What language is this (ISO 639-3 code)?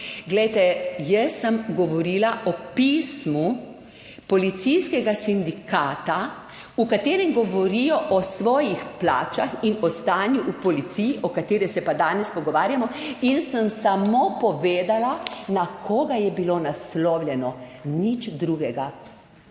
slv